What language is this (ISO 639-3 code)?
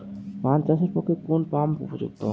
ben